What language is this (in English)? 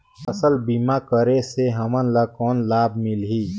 Chhattisgarhi